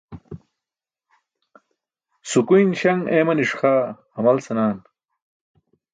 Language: Burushaski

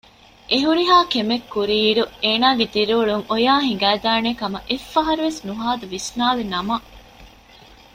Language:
Divehi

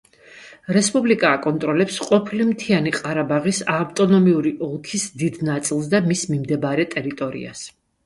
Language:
Georgian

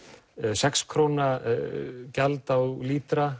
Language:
Icelandic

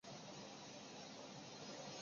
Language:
Chinese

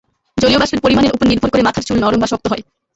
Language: Bangla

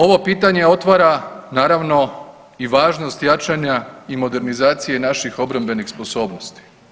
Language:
Croatian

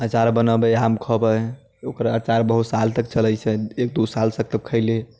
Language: Maithili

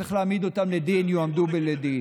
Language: Hebrew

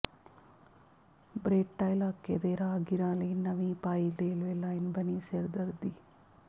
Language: Punjabi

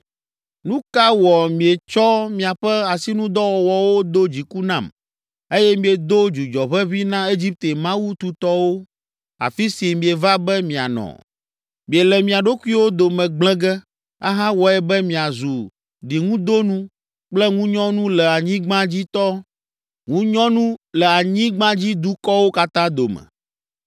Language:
Ewe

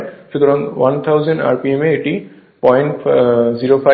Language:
Bangla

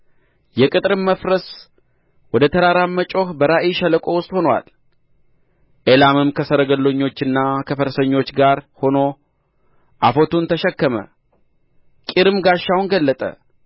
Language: Amharic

